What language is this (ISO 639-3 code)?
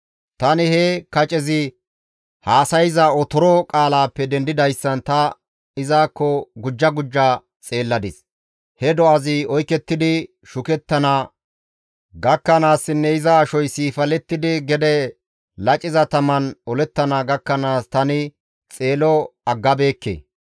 gmv